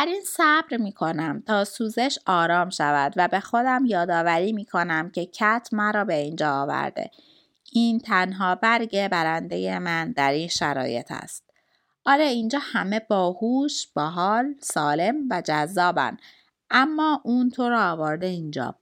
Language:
Persian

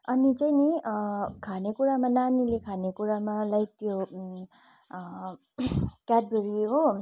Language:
Nepali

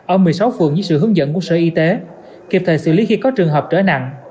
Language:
Vietnamese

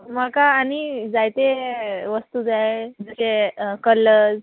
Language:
Konkani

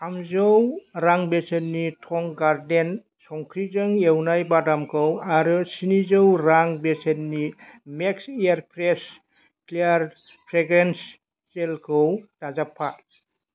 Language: Bodo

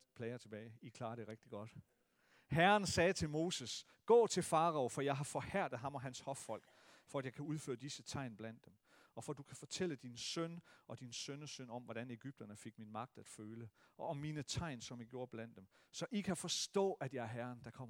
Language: Danish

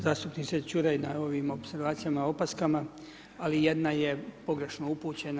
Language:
Croatian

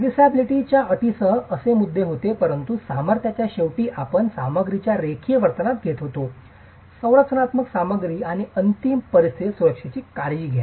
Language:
Marathi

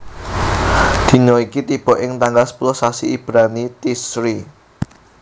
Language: Javanese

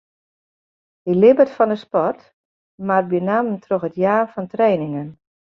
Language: Western Frisian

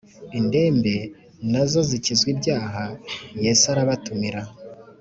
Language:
Kinyarwanda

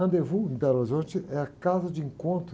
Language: Portuguese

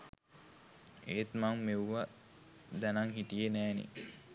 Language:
Sinhala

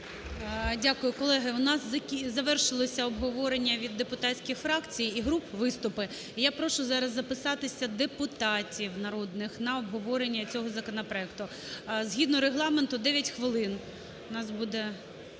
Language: Ukrainian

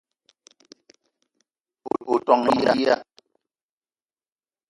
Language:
Eton (Cameroon)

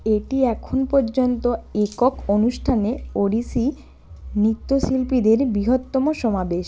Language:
Bangla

